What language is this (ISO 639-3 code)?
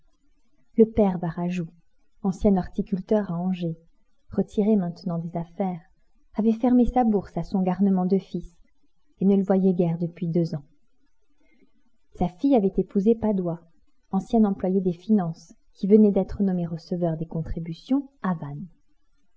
fra